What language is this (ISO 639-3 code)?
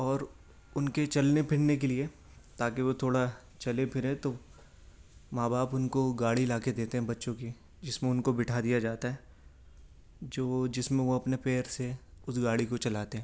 urd